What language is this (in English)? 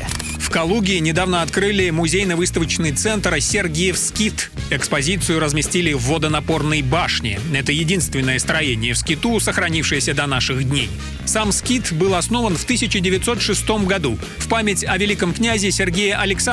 Russian